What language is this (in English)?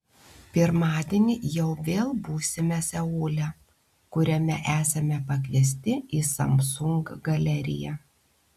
Lithuanian